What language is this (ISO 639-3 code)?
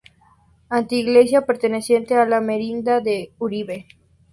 spa